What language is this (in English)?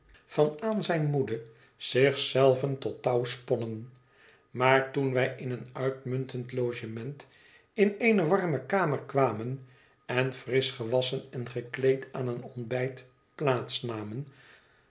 Dutch